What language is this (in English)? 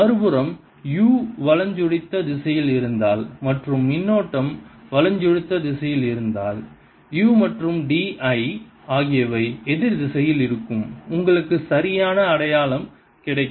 Tamil